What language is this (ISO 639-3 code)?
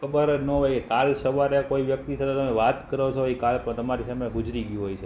guj